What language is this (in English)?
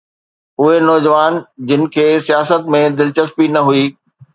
Sindhi